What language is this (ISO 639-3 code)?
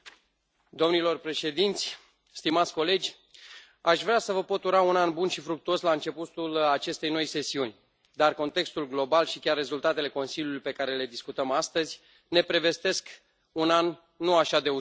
ron